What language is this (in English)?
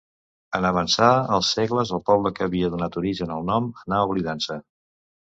Catalan